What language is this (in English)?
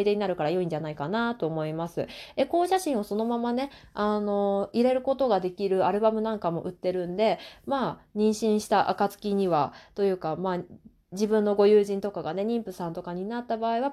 Japanese